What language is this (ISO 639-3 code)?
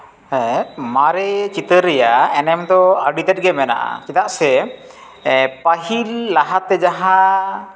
sat